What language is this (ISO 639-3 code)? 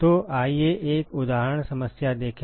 hin